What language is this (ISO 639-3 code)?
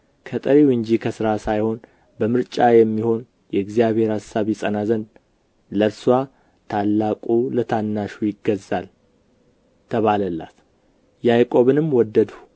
amh